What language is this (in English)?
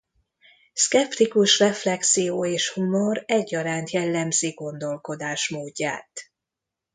Hungarian